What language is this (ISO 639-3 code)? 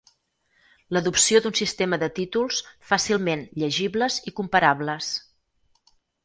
cat